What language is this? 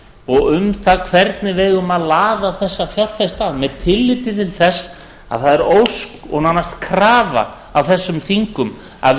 Icelandic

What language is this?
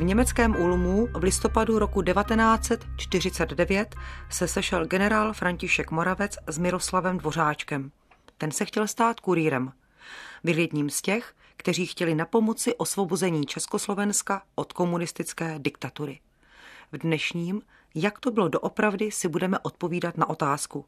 Czech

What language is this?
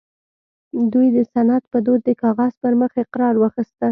Pashto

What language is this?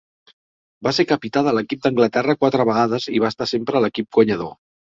Catalan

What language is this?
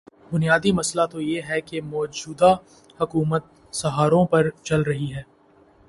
Urdu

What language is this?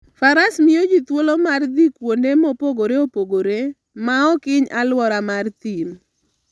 Luo (Kenya and Tanzania)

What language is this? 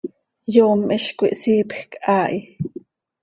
Seri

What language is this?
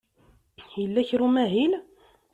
Kabyle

